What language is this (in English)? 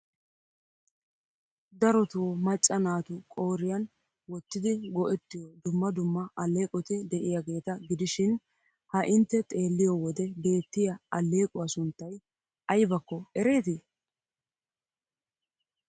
Wolaytta